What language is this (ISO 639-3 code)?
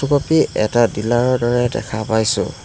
asm